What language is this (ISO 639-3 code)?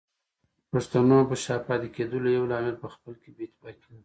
pus